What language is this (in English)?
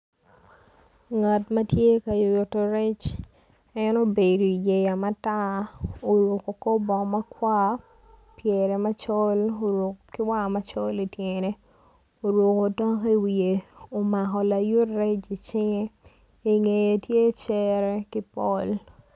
Acoli